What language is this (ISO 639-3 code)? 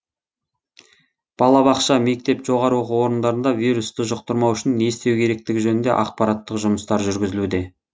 kaz